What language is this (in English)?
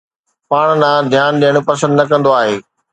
Sindhi